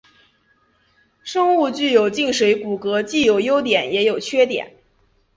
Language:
Chinese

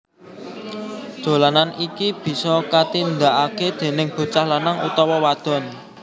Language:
Javanese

